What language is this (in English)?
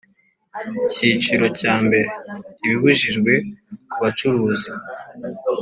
Kinyarwanda